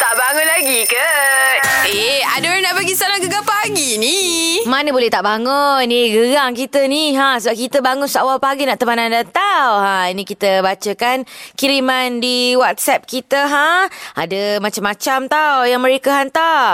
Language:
Malay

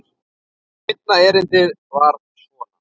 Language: Icelandic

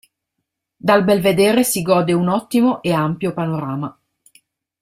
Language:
Italian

